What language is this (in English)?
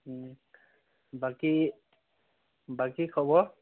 Assamese